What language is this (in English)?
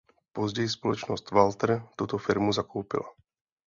Czech